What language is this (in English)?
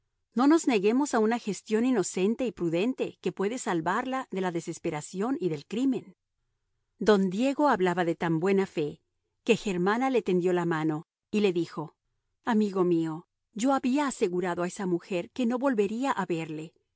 Spanish